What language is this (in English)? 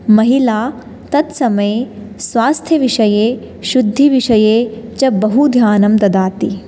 Sanskrit